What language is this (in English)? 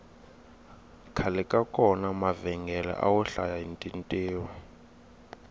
Tsonga